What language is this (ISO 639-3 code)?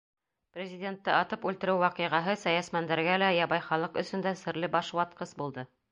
bak